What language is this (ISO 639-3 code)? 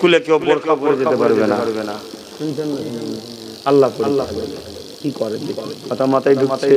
ben